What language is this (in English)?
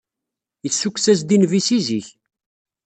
Kabyle